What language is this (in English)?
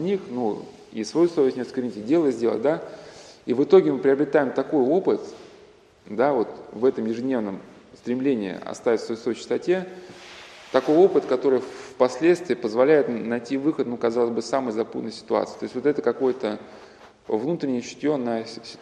Russian